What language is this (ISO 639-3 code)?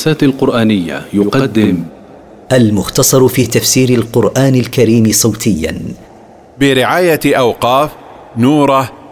ara